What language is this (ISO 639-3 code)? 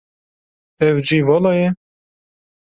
kur